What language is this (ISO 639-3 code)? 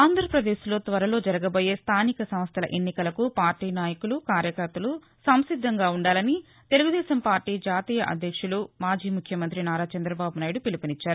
tel